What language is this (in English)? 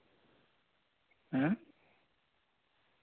Santali